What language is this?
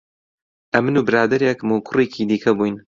Central Kurdish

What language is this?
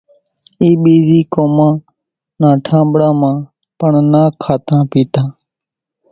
Kachi Koli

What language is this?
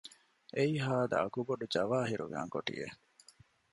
Divehi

